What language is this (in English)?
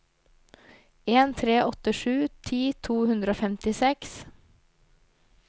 Norwegian